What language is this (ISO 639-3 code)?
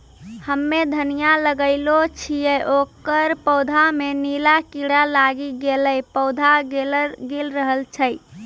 mai